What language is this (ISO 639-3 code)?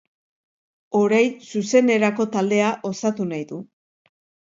eus